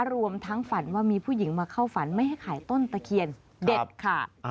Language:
Thai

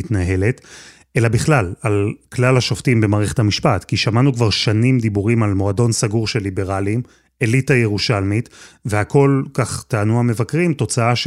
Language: Hebrew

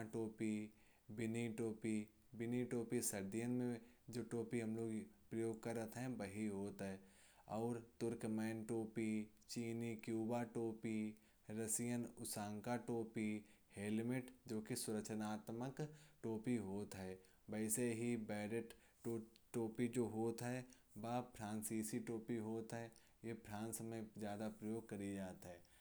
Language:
Kanauji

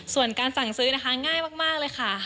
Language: Thai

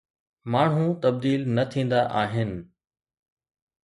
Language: Sindhi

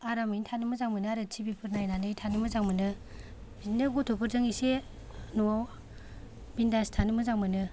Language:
Bodo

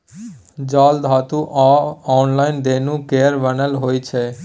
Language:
Maithili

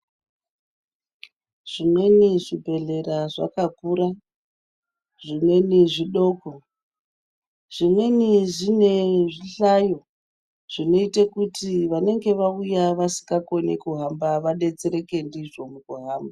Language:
Ndau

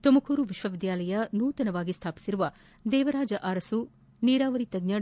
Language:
Kannada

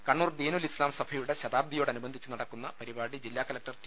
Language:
Malayalam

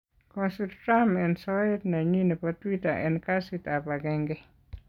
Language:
Kalenjin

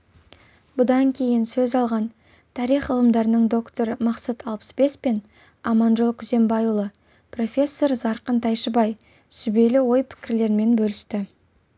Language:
Kazakh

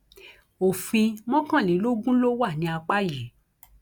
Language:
Yoruba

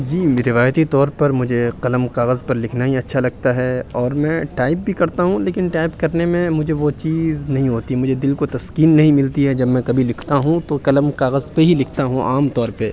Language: Urdu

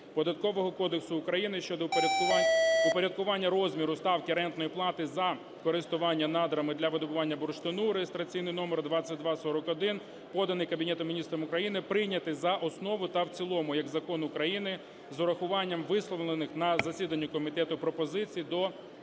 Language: Ukrainian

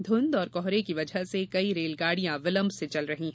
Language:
Hindi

